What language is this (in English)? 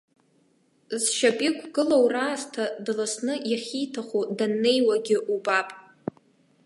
Abkhazian